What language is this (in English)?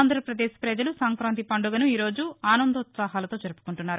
Telugu